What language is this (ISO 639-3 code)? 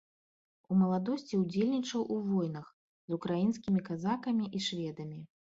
bel